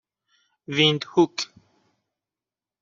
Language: Persian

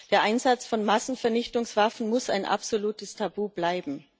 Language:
German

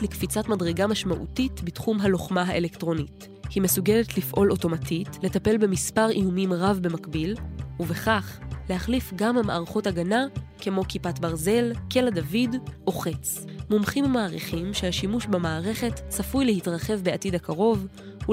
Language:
Hebrew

